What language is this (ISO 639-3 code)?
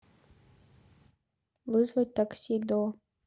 rus